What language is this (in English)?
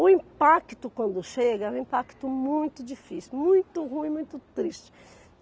Portuguese